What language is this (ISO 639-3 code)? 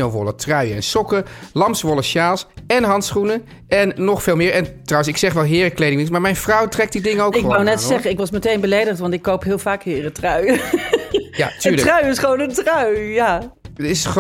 nld